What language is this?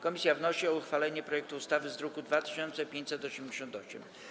Polish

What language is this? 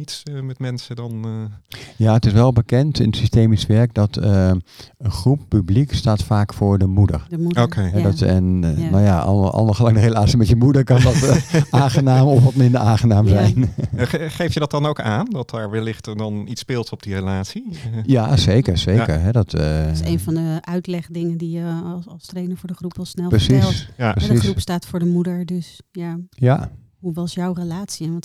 Dutch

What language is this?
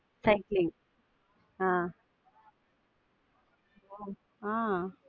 Tamil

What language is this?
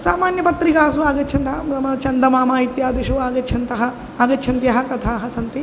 Sanskrit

